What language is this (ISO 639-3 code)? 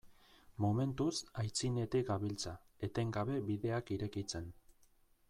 eus